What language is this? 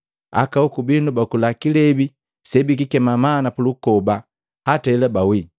Matengo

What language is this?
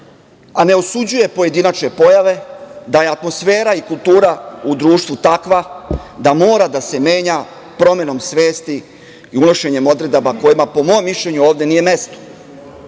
Serbian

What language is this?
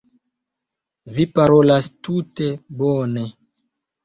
Esperanto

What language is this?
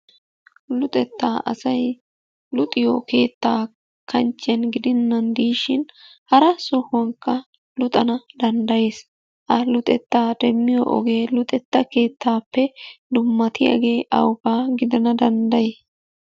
Wolaytta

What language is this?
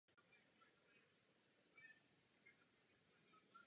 Czech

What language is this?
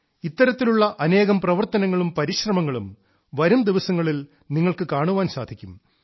Malayalam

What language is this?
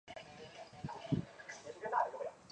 Chinese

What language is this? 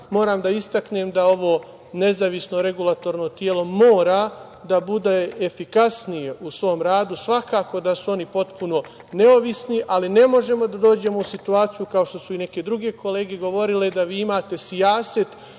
Serbian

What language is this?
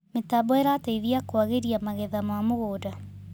Kikuyu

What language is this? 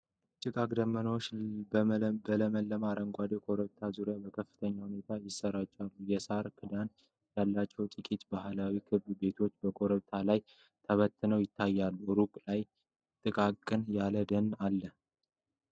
Amharic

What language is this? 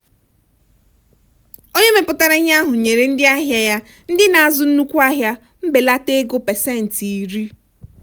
Igbo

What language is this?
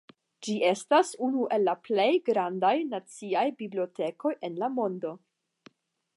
Esperanto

